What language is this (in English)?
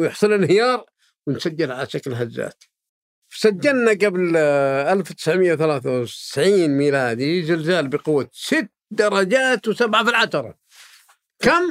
Arabic